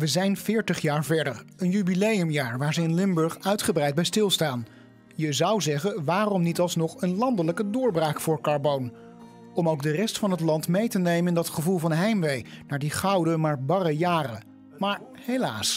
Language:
Dutch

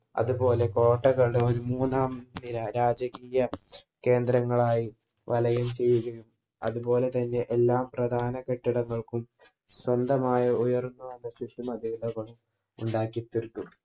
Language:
Malayalam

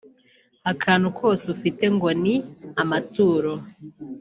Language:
Kinyarwanda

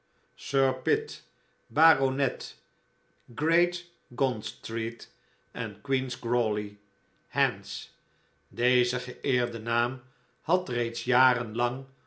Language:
Dutch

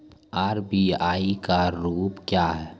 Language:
Maithili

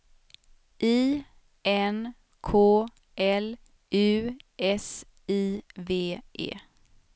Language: Swedish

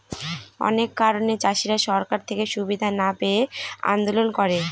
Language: Bangla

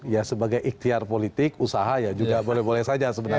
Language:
Indonesian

